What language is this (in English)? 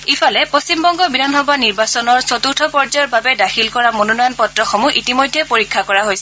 Assamese